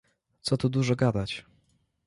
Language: Polish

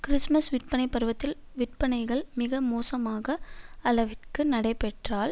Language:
Tamil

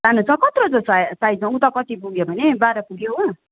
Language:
Nepali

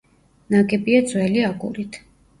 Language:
Georgian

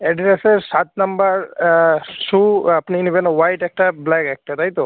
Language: Bangla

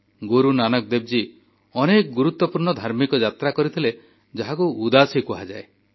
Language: Odia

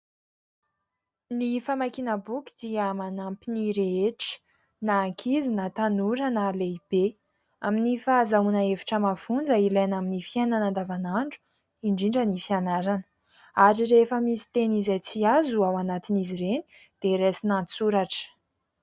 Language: Malagasy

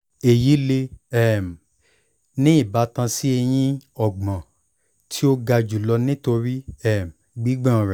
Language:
Yoruba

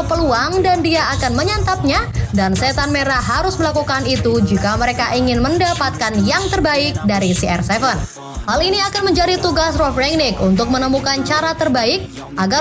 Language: Indonesian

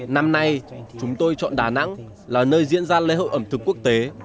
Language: Vietnamese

